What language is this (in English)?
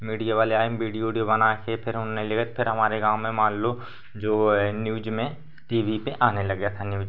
Hindi